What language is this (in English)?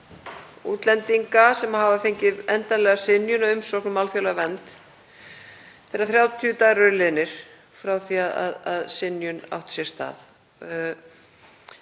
Icelandic